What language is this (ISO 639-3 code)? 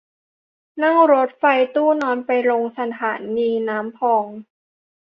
tha